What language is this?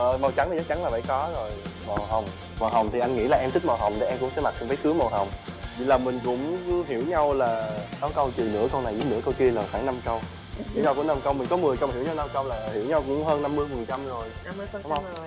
Vietnamese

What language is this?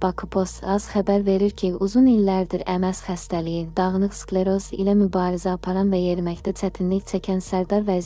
Turkish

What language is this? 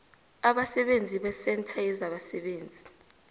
South Ndebele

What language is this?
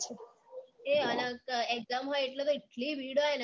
Gujarati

